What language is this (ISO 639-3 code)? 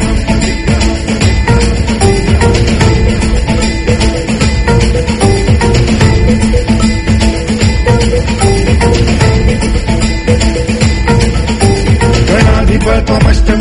guj